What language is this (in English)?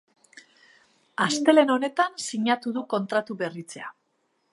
Basque